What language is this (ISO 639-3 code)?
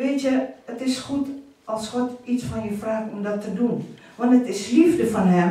nld